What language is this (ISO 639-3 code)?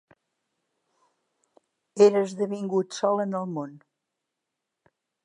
cat